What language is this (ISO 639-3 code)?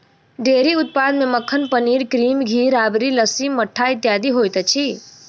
mai